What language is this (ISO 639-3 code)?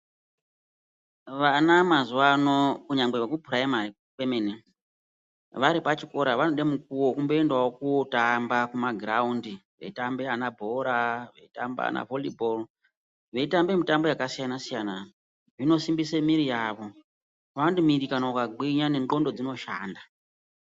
ndc